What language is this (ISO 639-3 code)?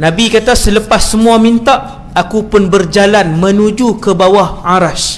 msa